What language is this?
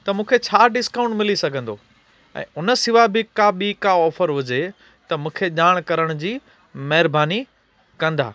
Sindhi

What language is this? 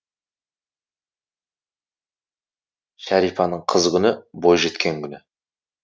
Kazakh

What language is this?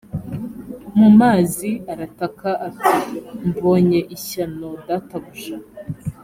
Kinyarwanda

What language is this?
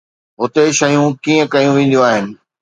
Sindhi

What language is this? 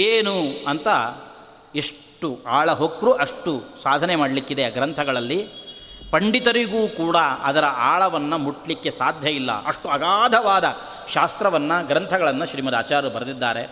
Kannada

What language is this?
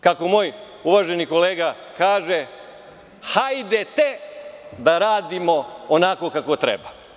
Serbian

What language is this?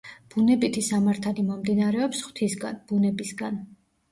Georgian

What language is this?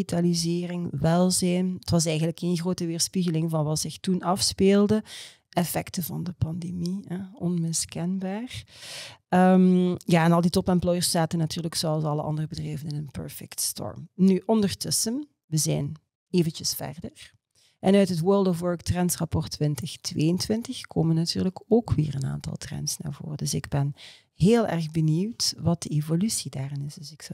Dutch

